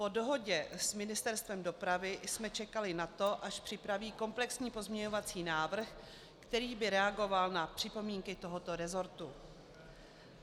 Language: Czech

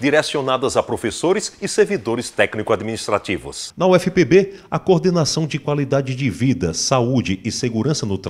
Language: Portuguese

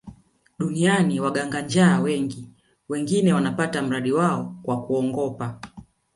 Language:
Swahili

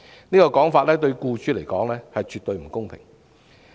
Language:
Cantonese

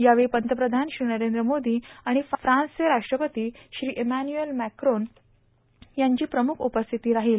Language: Marathi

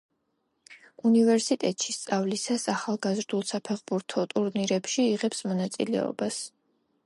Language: Georgian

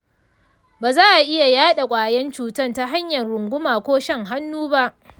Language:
Hausa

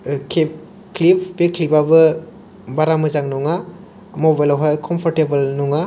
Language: Bodo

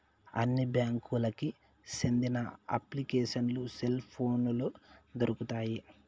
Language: Telugu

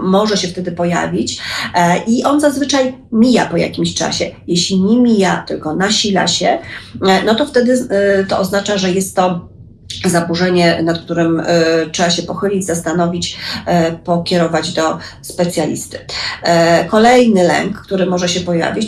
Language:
Polish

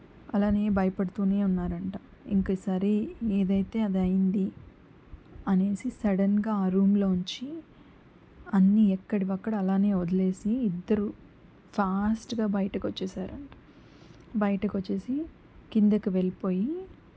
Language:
Telugu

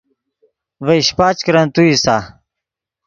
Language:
Yidgha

